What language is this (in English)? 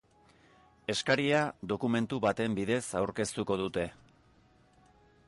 Basque